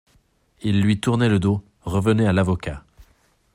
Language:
French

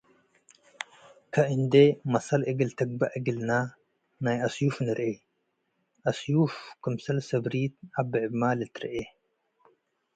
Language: Tigre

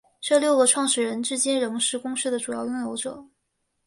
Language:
Chinese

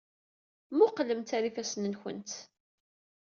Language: Kabyle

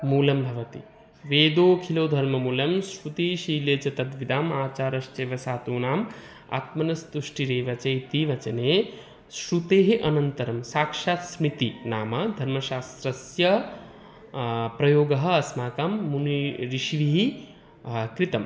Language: Sanskrit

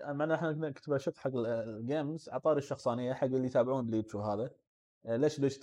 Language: Arabic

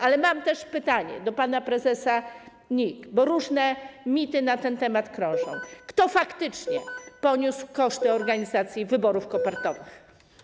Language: Polish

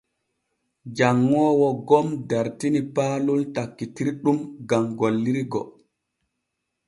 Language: Borgu Fulfulde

